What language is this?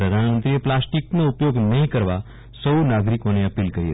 Gujarati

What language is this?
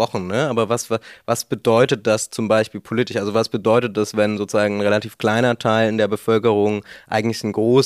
German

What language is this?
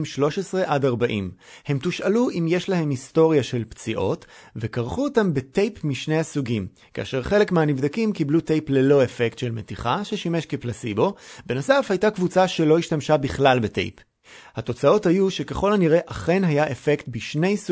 Hebrew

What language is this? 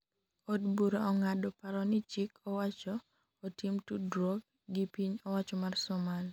Luo (Kenya and Tanzania)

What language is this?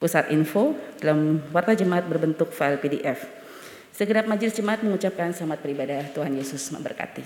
Indonesian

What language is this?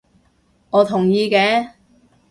Cantonese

